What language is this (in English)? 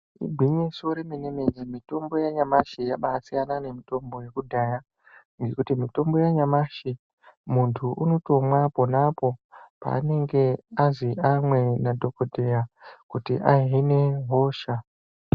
Ndau